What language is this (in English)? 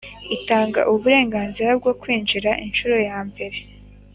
Kinyarwanda